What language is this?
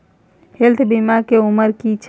Maithili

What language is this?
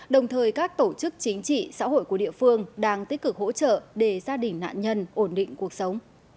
Vietnamese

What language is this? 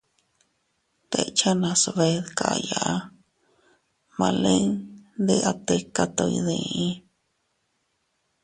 Teutila Cuicatec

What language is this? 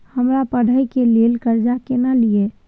Maithili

